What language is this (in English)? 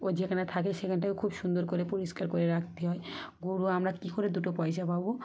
Bangla